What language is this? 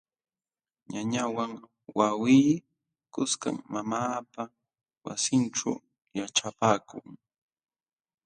Jauja Wanca Quechua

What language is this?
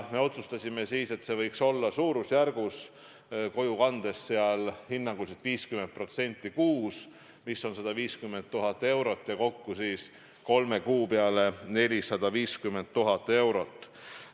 Estonian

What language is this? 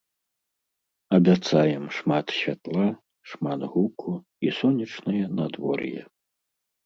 Belarusian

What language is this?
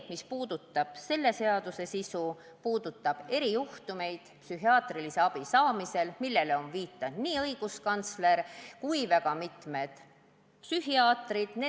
Estonian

